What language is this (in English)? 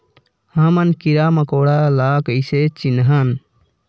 Chhattisgarhi